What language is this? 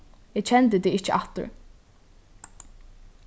Faroese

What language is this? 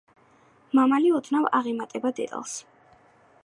Georgian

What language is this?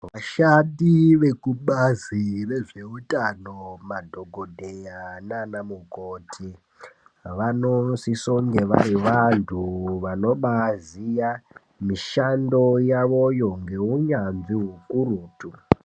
Ndau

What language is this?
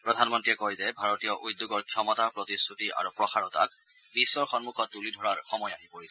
Assamese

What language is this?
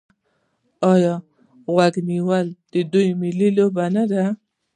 Pashto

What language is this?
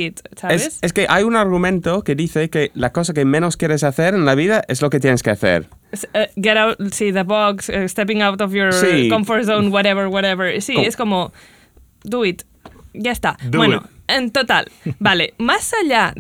Spanish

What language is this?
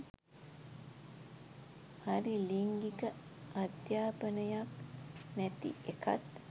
Sinhala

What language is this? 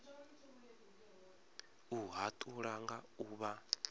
Venda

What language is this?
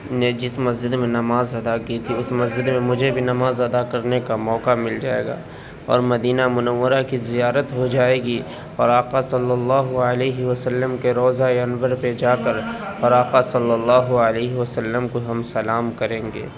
Urdu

